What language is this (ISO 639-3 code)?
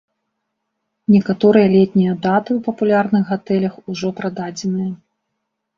bel